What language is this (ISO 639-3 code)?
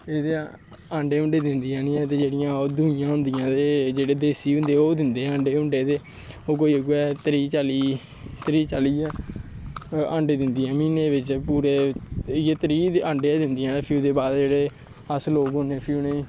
doi